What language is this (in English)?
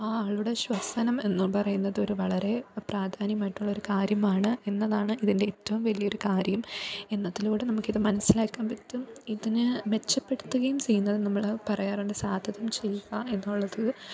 Malayalam